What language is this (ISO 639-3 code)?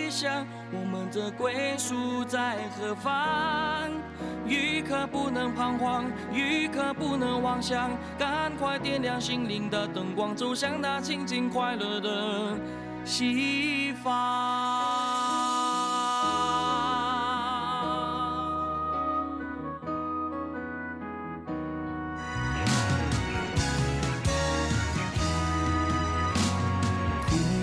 zho